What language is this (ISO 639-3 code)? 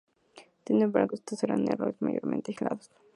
spa